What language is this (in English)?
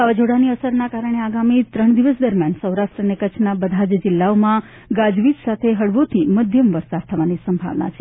Gujarati